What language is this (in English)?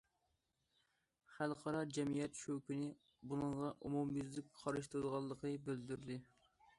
Uyghur